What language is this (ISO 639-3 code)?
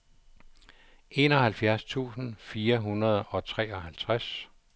dan